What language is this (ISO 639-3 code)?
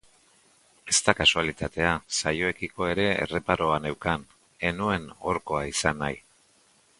eus